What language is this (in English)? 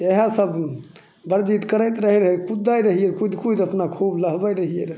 Maithili